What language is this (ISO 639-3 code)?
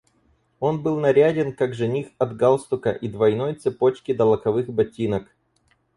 rus